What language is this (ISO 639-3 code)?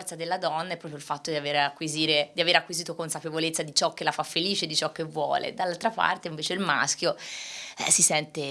ita